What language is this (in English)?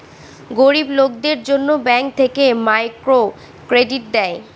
Bangla